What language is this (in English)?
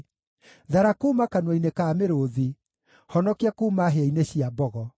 Kikuyu